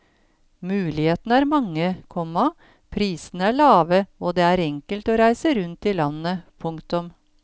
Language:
Norwegian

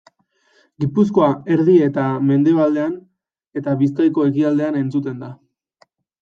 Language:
Basque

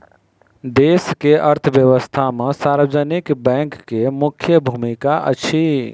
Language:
Maithili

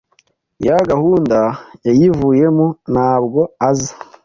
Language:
Kinyarwanda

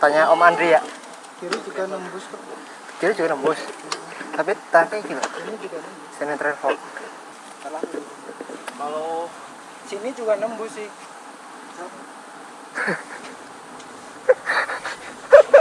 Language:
Indonesian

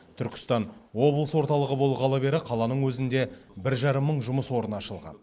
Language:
Kazakh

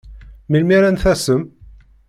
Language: Kabyle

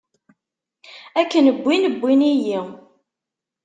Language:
Kabyle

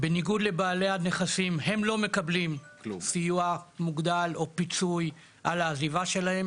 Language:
Hebrew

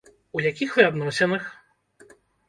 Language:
Belarusian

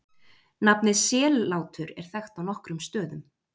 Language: Icelandic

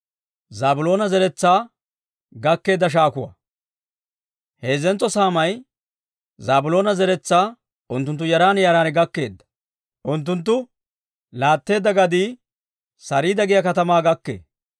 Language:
Dawro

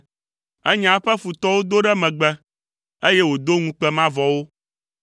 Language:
Ewe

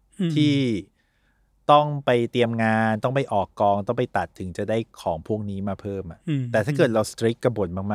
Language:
Thai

